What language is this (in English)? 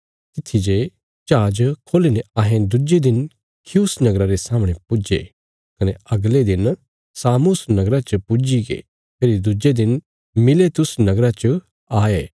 Bilaspuri